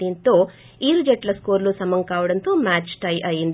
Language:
Telugu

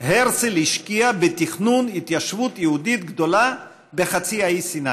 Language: Hebrew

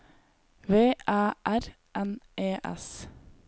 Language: Norwegian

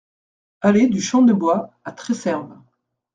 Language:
French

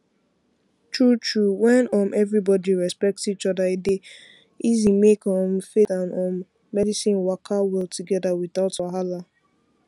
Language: Nigerian Pidgin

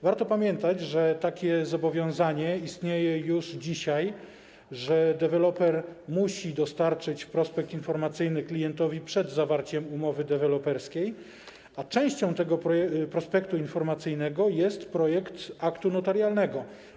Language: Polish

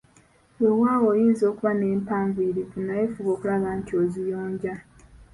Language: Ganda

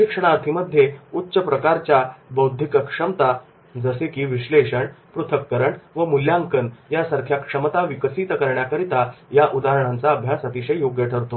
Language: Marathi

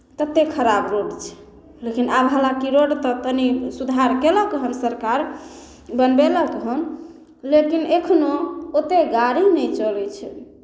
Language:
Maithili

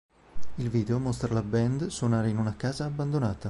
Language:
Italian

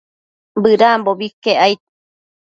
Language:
Matsés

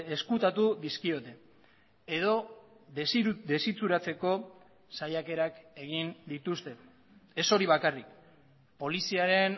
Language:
Basque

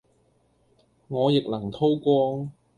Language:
Cantonese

